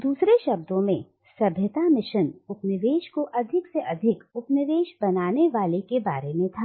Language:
Hindi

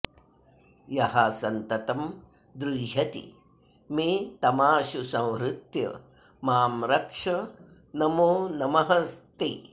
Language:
Sanskrit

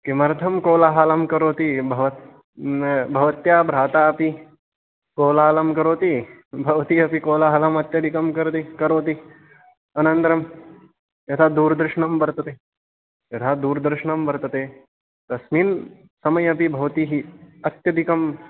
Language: Sanskrit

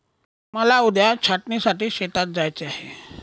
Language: Marathi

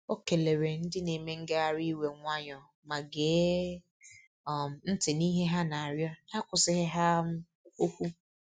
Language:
Igbo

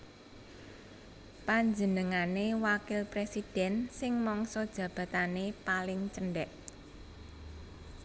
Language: Javanese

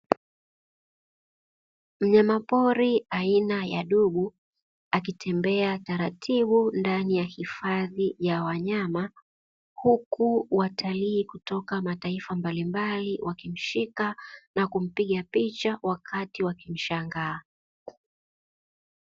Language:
Swahili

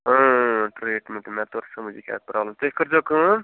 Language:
Kashmiri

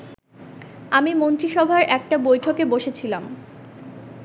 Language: Bangla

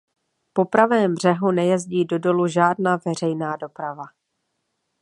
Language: Czech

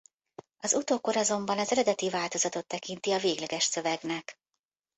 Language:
Hungarian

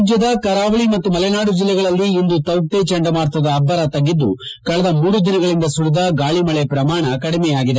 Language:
Kannada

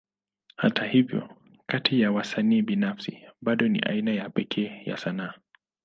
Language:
Swahili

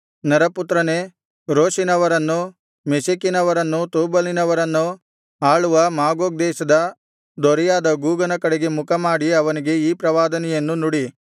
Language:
Kannada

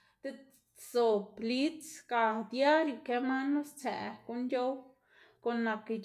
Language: Xanaguía Zapotec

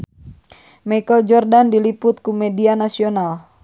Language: Sundanese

